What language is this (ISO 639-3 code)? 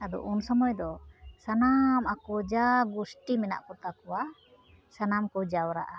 sat